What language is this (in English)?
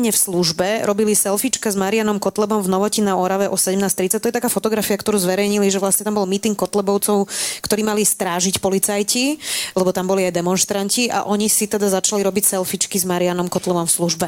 Slovak